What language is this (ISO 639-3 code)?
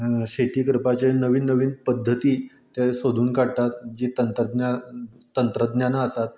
kok